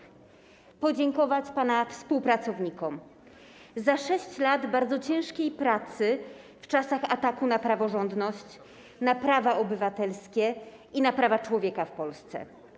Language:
Polish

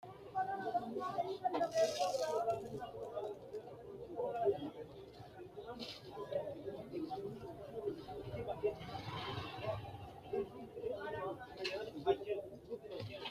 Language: Sidamo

